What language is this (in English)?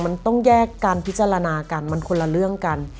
Thai